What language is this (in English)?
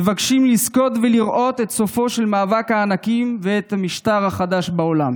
Hebrew